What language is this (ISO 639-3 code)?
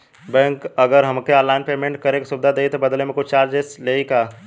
bho